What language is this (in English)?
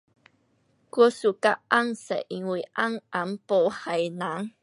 Pu-Xian Chinese